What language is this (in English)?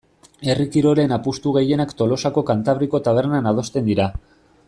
Basque